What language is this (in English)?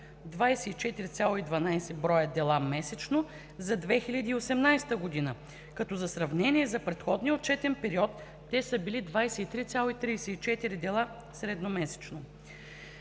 Bulgarian